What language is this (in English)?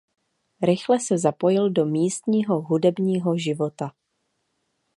Czech